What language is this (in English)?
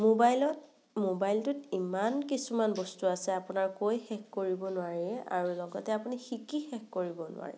Assamese